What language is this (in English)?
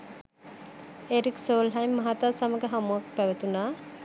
Sinhala